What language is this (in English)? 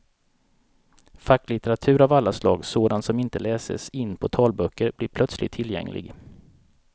Swedish